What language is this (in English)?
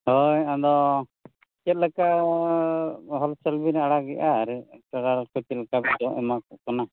Santali